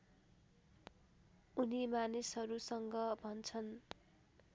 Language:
Nepali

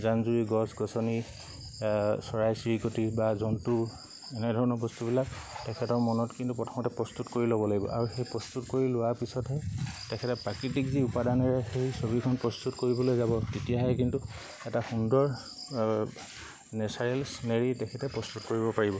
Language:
Assamese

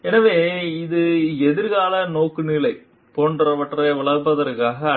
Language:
Tamil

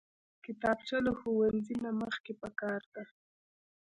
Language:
Pashto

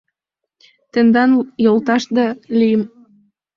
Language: Mari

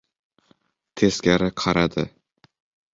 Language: Uzbek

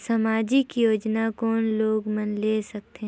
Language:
Chhattisgarhi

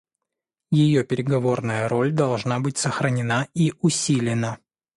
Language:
Russian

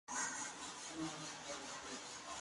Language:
Spanish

